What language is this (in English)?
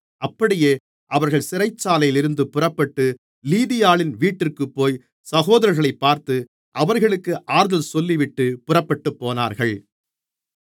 Tamil